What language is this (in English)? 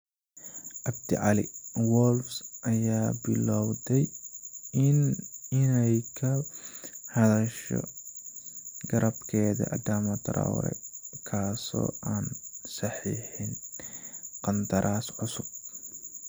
Somali